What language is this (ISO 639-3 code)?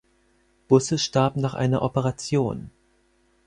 deu